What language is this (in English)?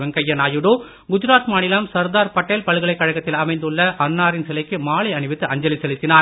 Tamil